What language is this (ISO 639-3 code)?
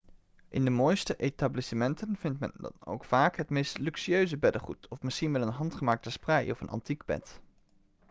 nld